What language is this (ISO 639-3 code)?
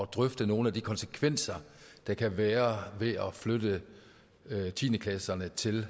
dan